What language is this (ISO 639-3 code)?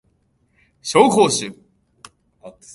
jpn